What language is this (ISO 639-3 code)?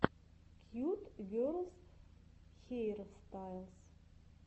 rus